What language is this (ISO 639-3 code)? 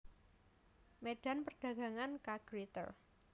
jav